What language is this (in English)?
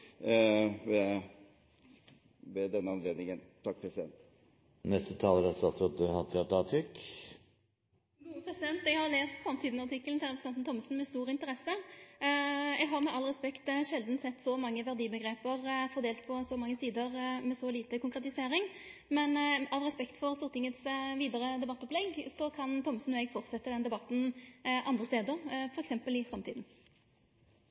Norwegian